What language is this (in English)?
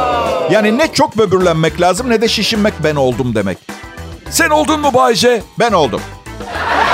Turkish